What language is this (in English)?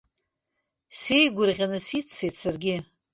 Abkhazian